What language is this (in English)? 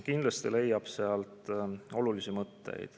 Estonian